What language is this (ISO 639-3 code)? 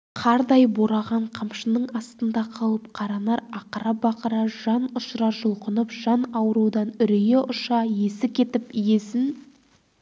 kaz